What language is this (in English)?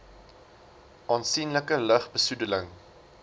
Afrikaans